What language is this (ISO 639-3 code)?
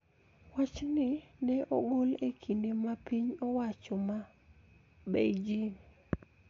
luo